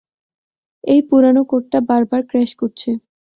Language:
Bangla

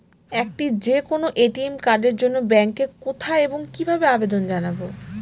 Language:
Bangla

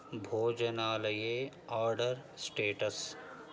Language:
Sanskrit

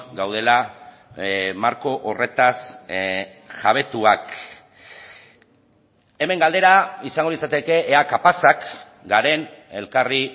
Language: Basque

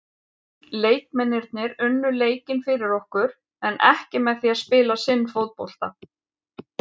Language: Icelandic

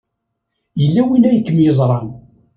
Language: Kabyle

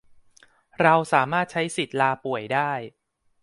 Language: Thai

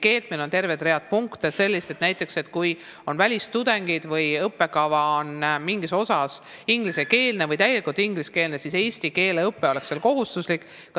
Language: Estonian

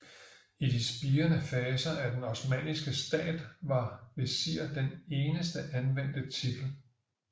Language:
Danish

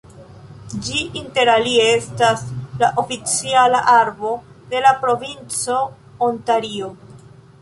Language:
Esperanto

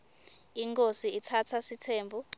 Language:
Swati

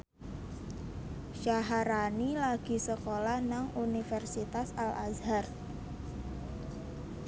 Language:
Javanese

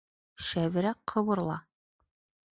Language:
Bashkir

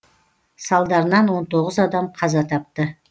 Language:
Kazakh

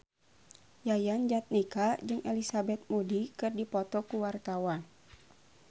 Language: Sundanese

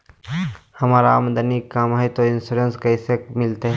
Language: Magahi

